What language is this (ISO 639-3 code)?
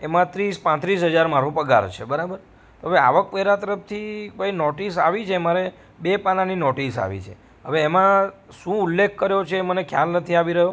guj